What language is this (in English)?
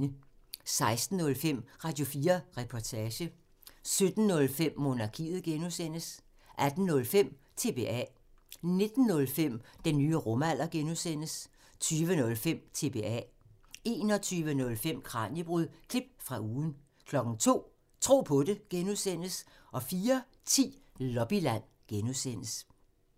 Danish